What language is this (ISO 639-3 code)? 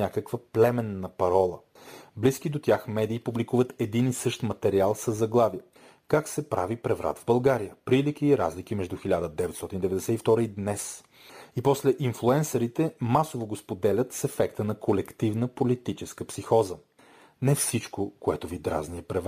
bul